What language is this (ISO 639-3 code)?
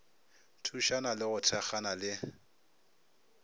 nso